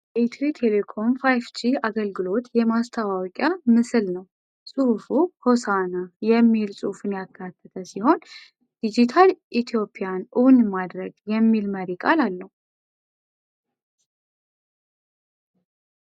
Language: Amharic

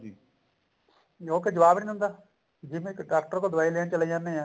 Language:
Punjabi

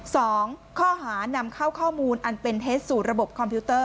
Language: Thai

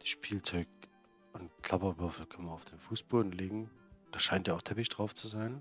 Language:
German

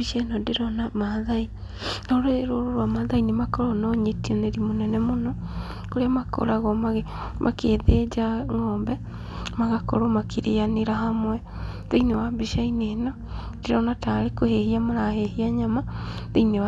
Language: Kikuyu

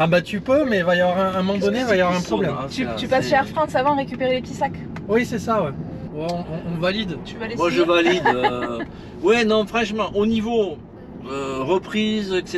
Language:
French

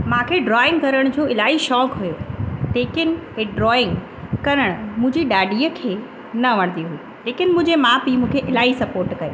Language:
Sindhi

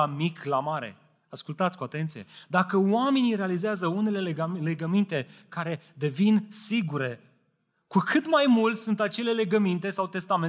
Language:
Romanian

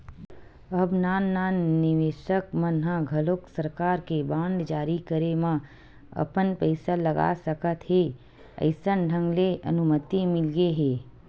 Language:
Chhattisgarhi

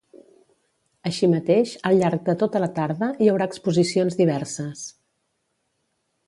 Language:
Catalan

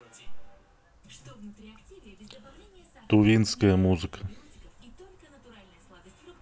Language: Russian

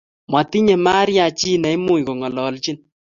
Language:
Kalenjin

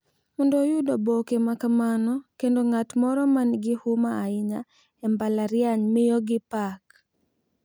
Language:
Luo (Kenya and Tanzania)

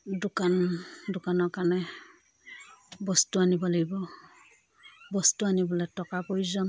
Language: Assamese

